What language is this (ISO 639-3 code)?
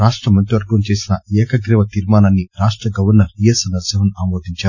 tel